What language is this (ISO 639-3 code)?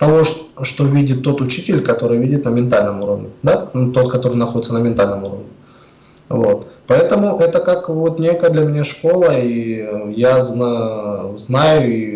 rus